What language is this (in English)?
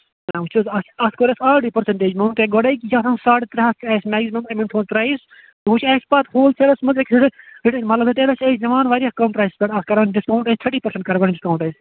Kashmiri